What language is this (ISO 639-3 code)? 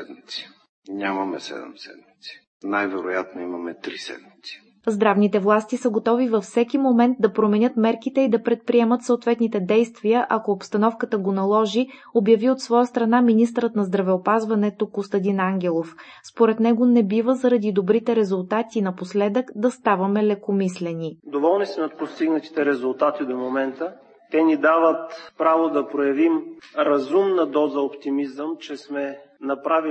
bul